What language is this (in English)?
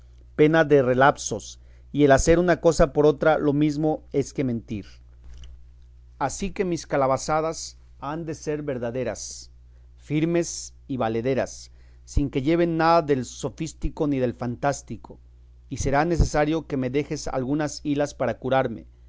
Spanish